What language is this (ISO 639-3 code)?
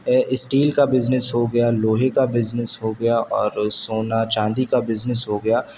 urd